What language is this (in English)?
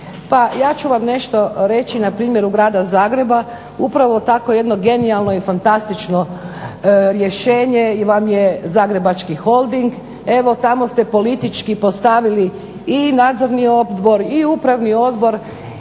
Croatian